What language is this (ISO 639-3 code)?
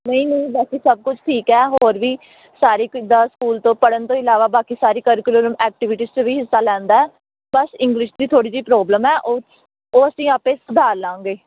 pan